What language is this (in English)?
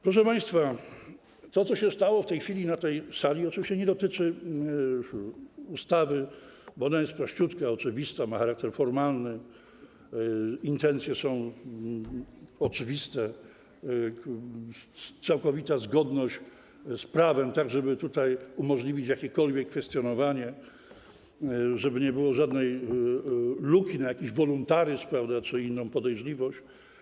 Polish